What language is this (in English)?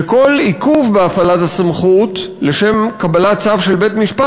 Hebrew